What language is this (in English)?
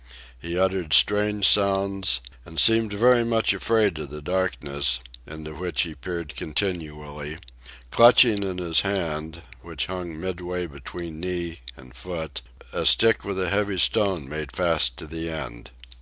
English